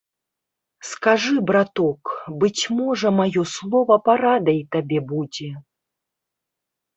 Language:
Belarusian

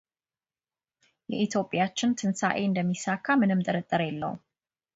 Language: Amharic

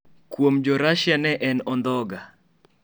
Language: Luo (Kenya and Tanzania)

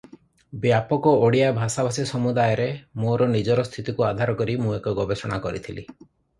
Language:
Odia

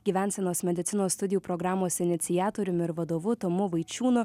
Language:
Lithuanian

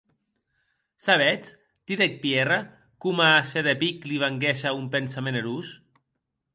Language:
Occitan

